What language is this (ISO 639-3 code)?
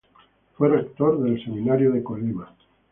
spa